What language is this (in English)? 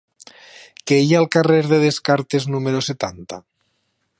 Catalan